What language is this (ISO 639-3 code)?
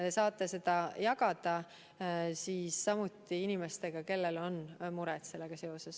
est